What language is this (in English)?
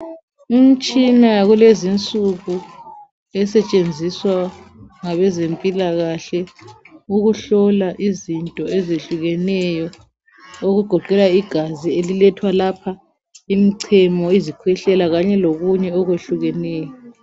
North Ndebele